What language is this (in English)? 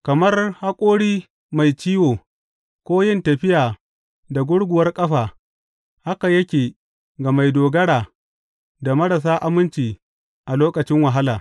Hausa